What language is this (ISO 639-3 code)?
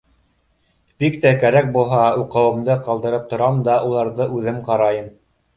bak